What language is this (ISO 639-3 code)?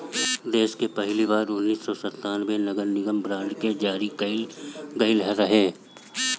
bho